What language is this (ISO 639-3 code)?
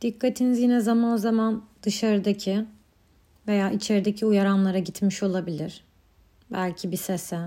tur